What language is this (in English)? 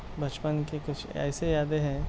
Urdu